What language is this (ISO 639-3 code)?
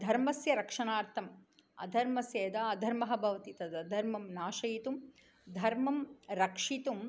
san